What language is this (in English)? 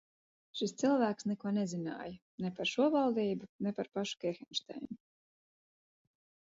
Latvian